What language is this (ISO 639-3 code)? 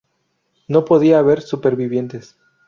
spa